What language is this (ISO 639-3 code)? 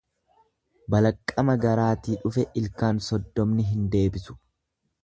orm